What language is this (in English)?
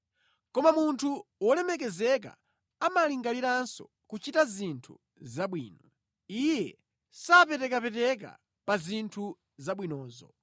Nyanja